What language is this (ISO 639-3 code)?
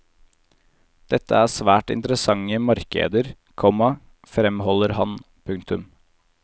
nor